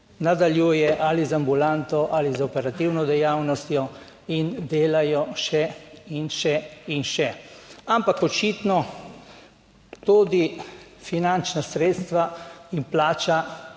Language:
Slovenian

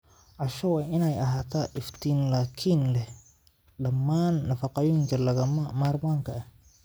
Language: Somali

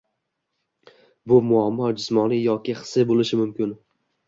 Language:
Uzbek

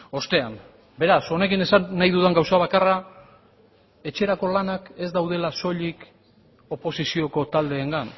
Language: Basque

